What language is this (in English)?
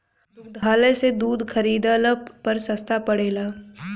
Bhojpuri